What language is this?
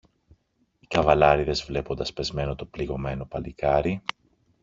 Greek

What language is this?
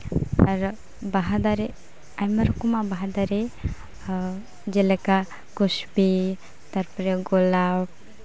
Santali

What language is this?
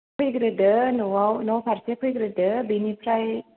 Bodo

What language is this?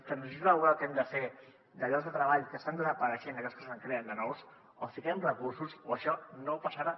Catalan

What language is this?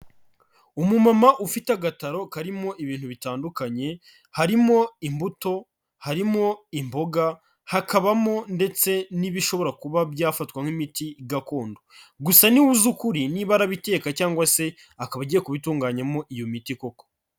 Kinyarwanda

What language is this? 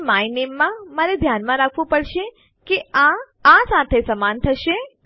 Gujarati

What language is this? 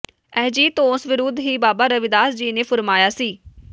Punjabi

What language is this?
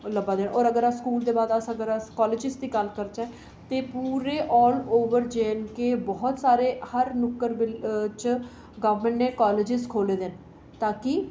Dogri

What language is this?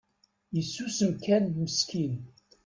Kabyle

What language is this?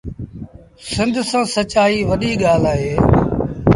Sindhi Bhil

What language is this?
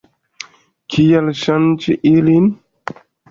Esperanto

